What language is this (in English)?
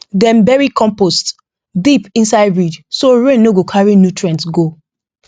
Nigerian Pidgin